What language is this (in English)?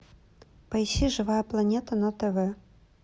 Russian